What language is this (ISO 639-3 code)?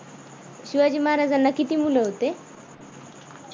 mar